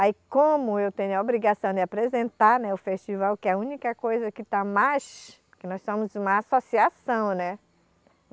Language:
Portuguese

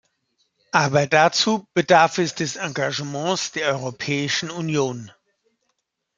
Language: German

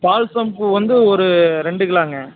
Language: Tamil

